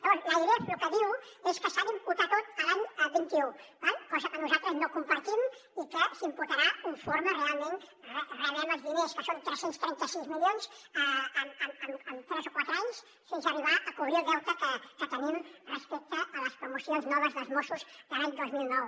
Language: Catalan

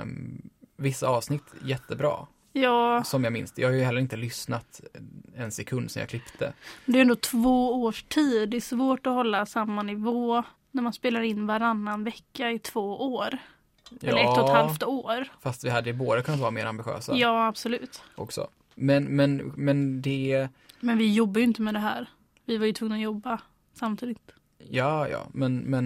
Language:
Swedish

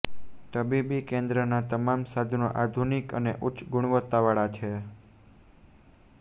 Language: Gujarati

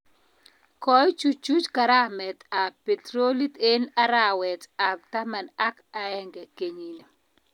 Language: Kalenjin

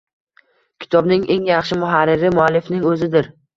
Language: Uzbek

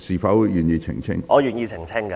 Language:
Cantonese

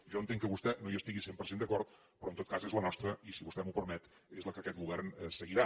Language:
Catalan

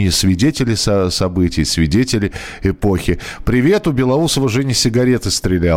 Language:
Russian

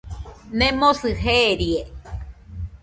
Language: Nüpode Huitoto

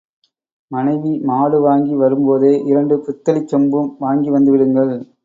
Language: Tamil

